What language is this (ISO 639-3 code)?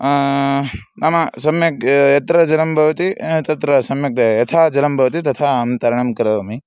san